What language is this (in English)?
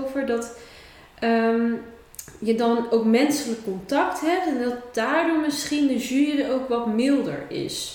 Dutch